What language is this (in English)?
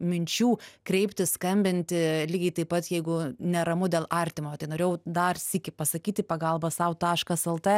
Lithuanian